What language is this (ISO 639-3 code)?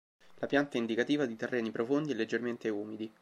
ita